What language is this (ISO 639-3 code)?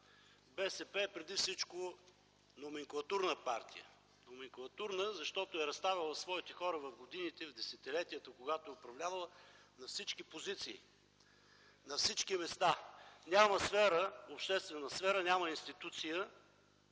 bul